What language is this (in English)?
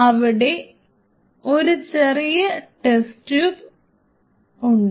Malayalam